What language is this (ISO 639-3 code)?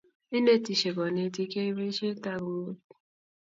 kln